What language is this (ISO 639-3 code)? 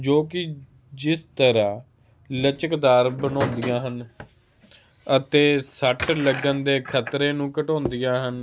pan